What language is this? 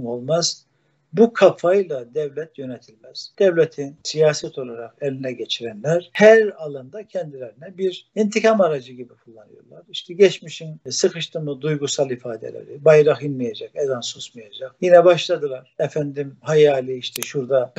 Turkish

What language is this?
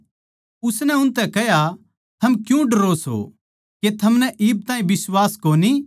Haryanvi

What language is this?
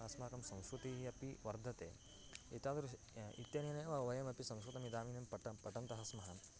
Sanskrit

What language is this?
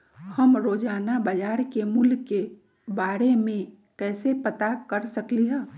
Magahi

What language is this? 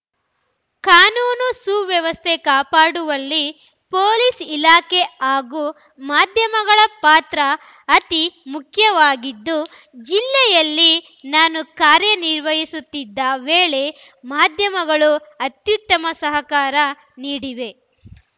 Kannada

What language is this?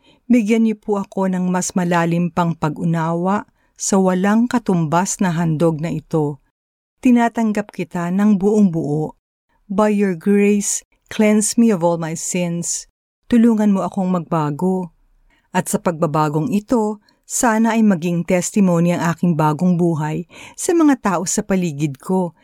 Filipino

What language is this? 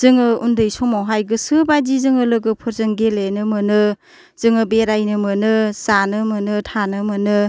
Bodo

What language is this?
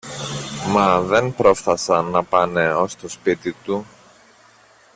Greek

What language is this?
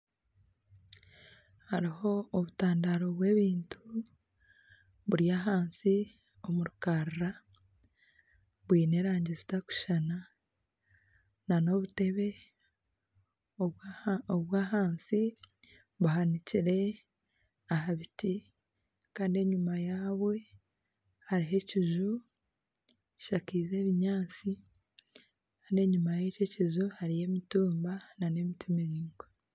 Nyankole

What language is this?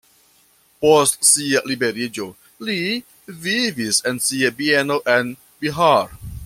Esperanto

